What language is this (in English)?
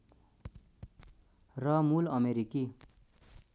Nepali